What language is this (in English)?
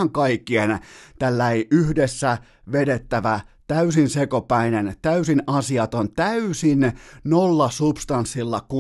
Finnish